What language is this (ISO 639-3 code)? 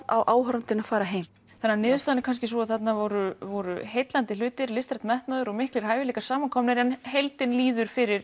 isl